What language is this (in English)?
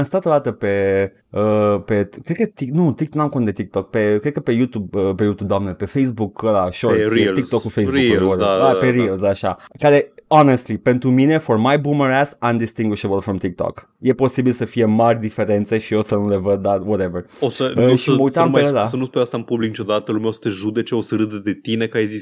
Romanian